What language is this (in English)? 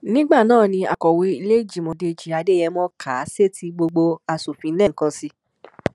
Yoruba